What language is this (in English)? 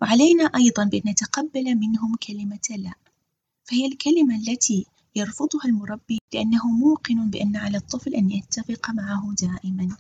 Arabic